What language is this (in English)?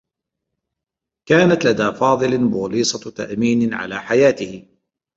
Arabic